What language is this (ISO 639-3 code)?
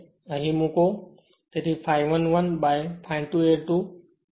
guj